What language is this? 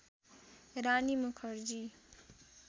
Nepali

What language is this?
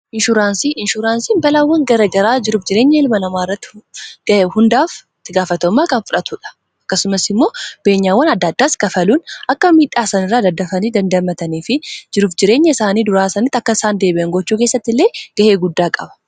Oromo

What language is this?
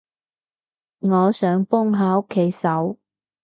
Cantonese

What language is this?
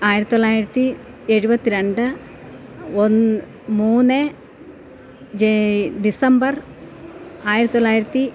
Malayalam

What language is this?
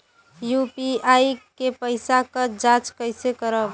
Bhojpuri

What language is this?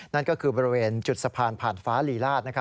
Thai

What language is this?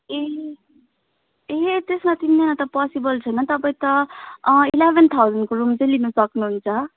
Nepali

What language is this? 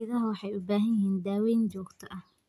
Somali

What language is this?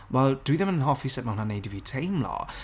Welsh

